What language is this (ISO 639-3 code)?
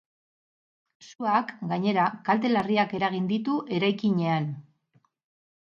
eus